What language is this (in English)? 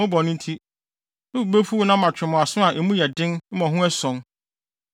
Akan